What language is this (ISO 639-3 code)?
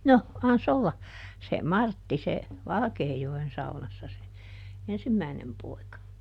fin